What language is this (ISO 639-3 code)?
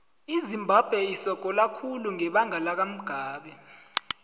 nbl